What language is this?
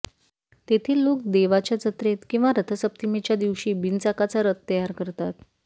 Marathi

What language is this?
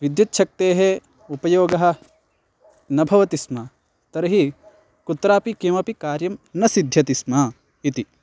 Sanskrit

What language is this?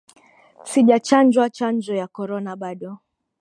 Swahili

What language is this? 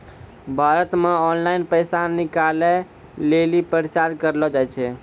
Maithili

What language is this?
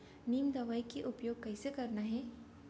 Chhattisgarhi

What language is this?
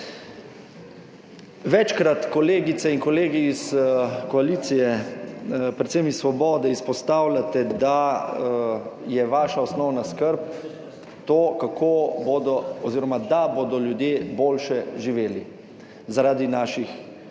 Slovenian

